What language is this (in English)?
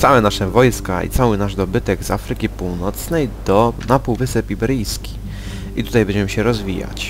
Polish